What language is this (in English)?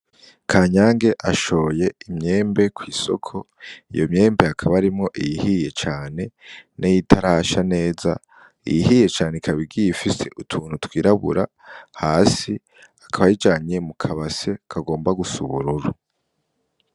Rundi